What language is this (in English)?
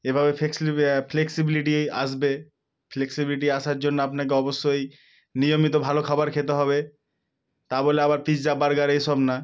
Bangla